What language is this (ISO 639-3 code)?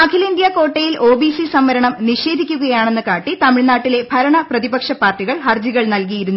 mal